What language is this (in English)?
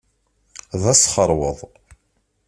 Kabyle